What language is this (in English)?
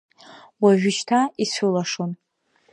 Abkhazian